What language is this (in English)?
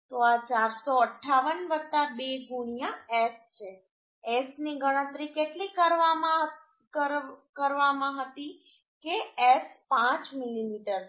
Gujarati